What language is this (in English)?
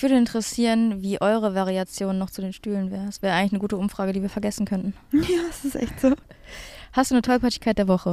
German